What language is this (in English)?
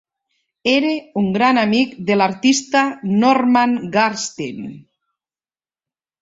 Catalan